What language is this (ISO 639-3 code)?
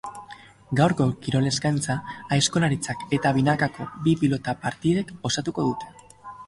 eus